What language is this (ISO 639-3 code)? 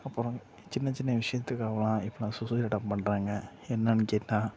tam